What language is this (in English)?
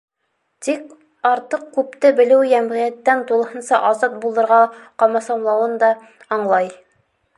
Bashkir